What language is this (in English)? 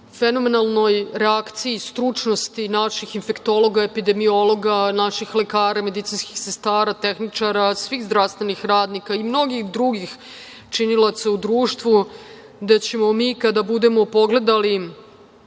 Serbian